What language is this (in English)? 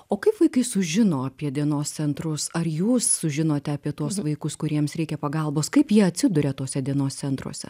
Lithuanian